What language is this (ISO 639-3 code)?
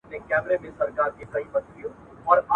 pus